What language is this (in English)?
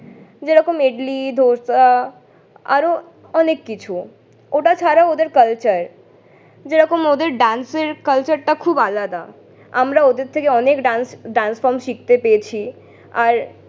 Bangla